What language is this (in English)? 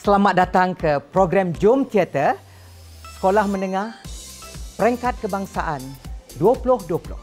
Malay